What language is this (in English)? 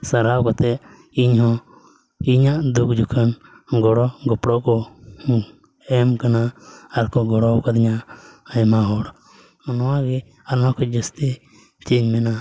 Santali